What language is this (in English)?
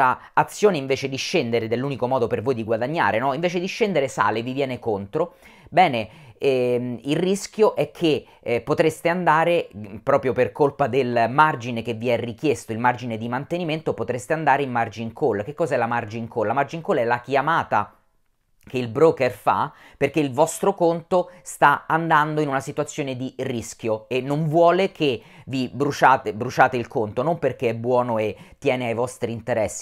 Italian